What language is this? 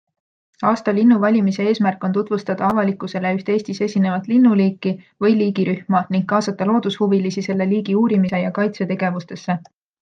Estonian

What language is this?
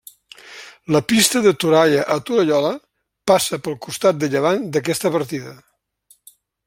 Catalan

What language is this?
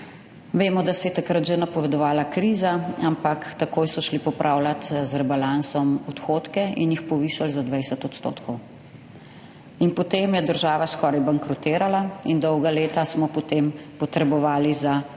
Slovenian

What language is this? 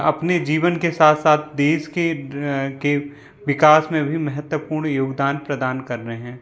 Hindi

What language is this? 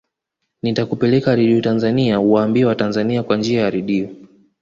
Swahili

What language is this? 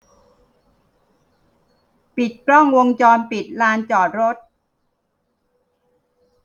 Thai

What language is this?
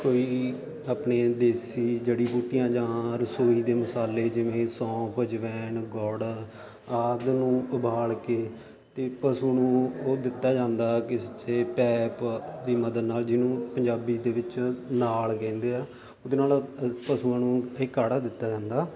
Punjabi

